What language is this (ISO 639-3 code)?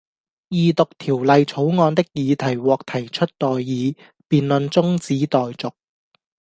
yue